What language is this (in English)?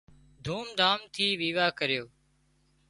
Wadiyara Koli